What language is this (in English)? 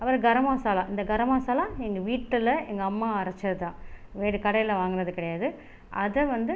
Tamil